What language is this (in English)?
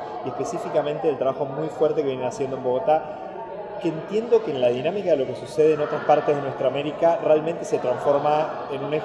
Spanish